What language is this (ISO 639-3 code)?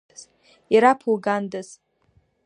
abk